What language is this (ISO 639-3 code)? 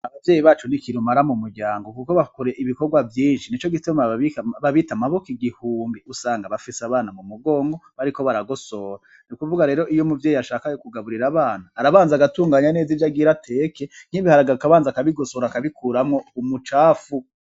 run